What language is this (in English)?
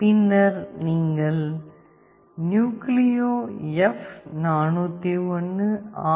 Tamil